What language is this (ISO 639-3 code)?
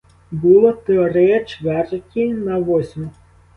ukr